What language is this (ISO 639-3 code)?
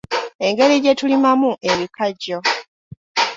lug